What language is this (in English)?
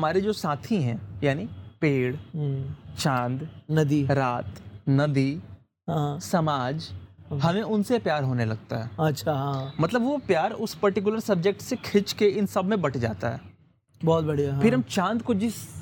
Hindi